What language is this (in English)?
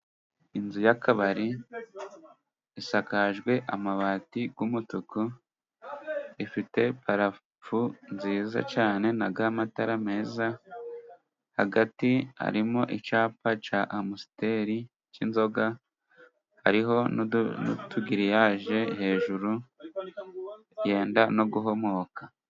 Kinyarwanda